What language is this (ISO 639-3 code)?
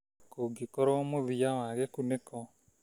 kik